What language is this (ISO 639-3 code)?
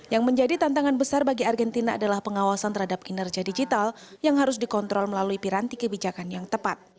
ind